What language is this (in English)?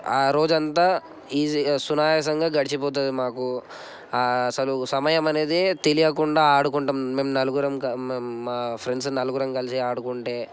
Telugu